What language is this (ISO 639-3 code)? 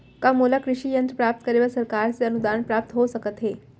hne